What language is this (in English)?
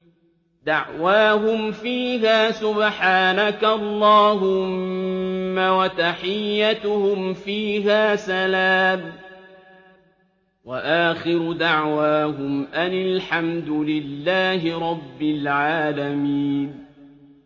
Arabic